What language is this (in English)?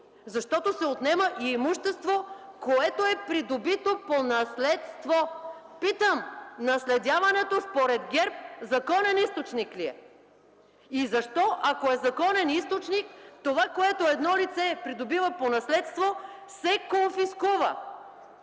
Bulgarian